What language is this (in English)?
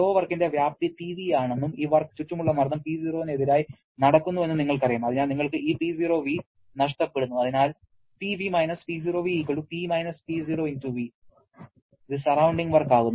Malayalam